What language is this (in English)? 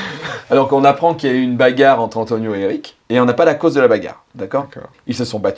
French